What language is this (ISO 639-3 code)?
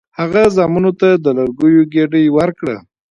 pus